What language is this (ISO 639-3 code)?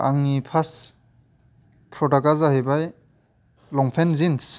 brx